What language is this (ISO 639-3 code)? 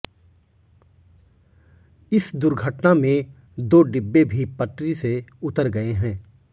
hin